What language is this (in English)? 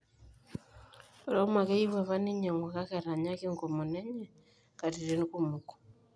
Masai